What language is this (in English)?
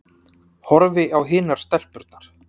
Icelandic